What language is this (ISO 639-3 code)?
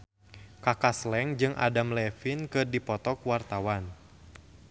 sun